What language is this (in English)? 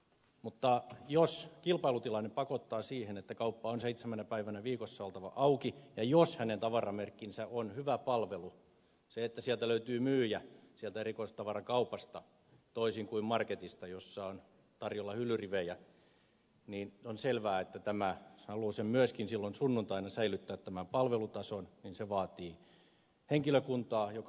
Finnish